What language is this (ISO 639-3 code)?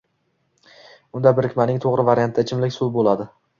uzb